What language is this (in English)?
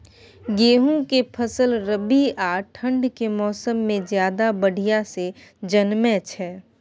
Maithili